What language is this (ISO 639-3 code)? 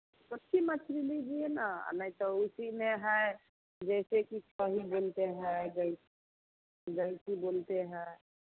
hin